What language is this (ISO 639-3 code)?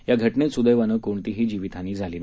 mar